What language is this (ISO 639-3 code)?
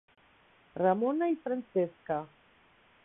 cat